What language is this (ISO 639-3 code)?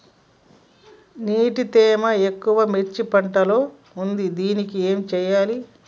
tel